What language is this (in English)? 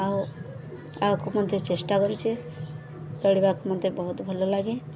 Odia